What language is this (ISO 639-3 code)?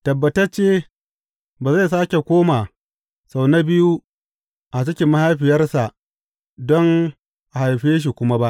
hau